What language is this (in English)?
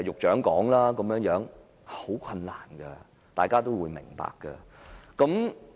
Cantonese